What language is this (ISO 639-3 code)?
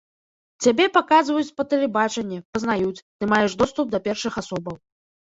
bel